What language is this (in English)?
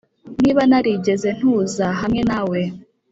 Kinyarwanda